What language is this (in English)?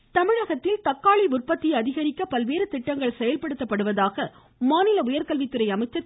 Tamil